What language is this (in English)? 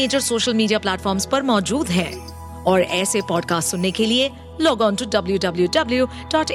Hindi